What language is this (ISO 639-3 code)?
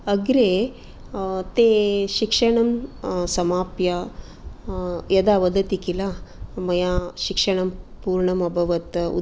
san